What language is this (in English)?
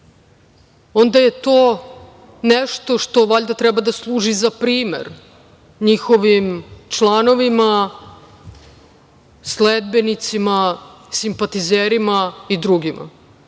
Serbian